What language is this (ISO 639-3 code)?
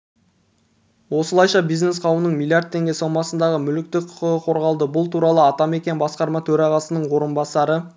kaz